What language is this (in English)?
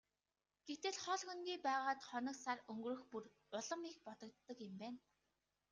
Mongolian